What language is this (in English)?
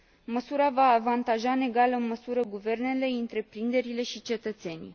Romanian